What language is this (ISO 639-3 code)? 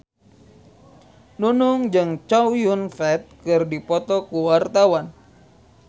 sun